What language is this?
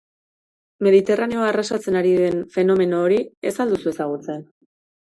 Basque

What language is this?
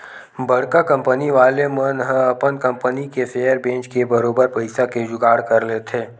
Chhattisgarhi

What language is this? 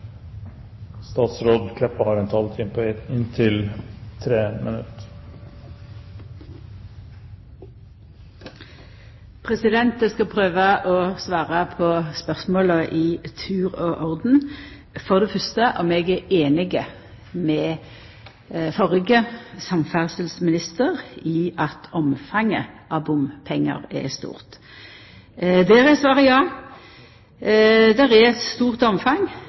Norwegian Nynorsk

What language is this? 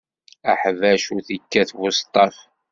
Kabyle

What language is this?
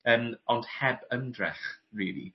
Welsh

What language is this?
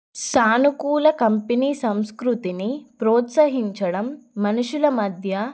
Telugu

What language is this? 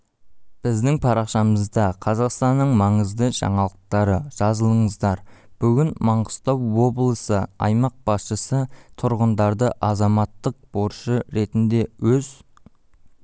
Kazakh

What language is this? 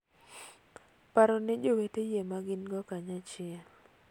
Luo (Kenya and Tanzania)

